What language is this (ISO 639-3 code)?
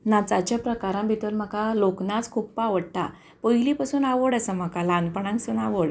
kok